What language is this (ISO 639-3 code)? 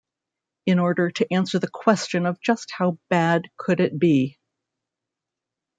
eng